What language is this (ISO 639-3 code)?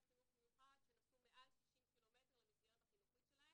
heb